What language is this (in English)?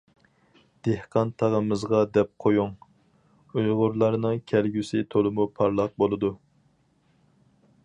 Uyghur